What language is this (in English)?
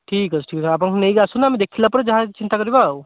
Odia